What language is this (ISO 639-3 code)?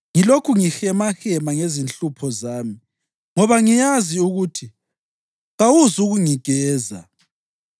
nde